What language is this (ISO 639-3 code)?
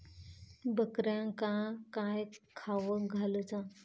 mar